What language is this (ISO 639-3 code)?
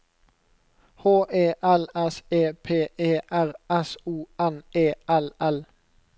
nor